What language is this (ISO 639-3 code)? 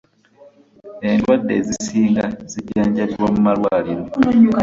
lug